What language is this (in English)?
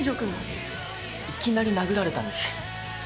Japanese